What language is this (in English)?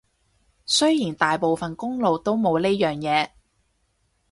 Cantonese